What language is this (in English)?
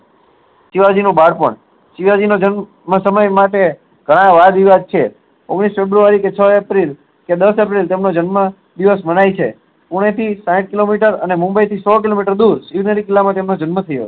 Gujarati